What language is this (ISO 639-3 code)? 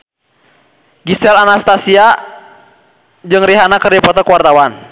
sun